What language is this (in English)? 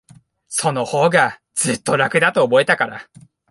Japanese